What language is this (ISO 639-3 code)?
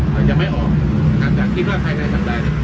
tha